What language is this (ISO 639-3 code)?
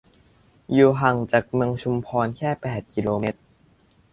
tha